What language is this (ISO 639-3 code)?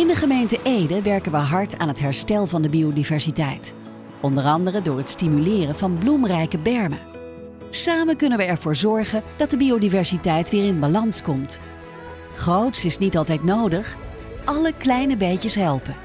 nld